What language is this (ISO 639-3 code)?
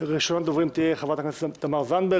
heb